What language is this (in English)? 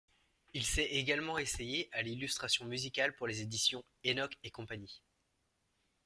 French